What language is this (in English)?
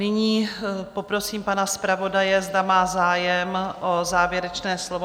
Czech